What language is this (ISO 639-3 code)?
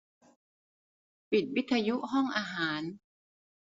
tha